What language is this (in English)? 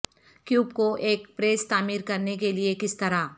Urdu